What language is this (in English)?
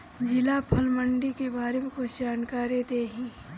Bhojpuri